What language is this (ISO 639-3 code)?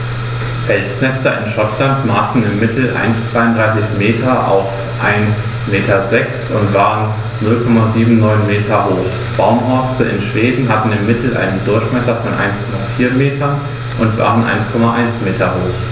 deu